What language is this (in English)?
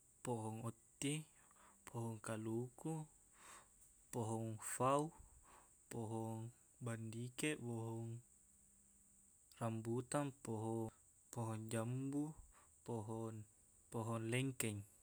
Buginese